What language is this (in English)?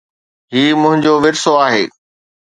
Sindhi